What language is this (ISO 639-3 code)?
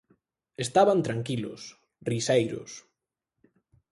glg